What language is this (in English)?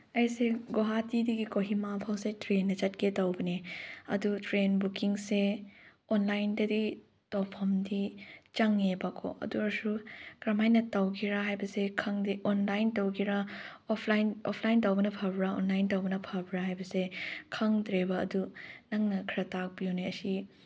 Manipuri